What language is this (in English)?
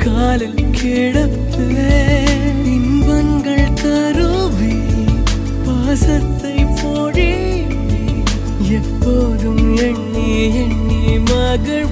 Tamil